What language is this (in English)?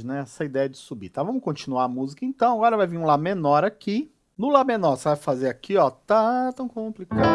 Portuguese